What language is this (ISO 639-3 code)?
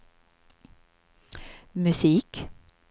swe